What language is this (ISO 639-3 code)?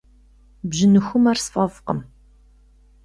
kbd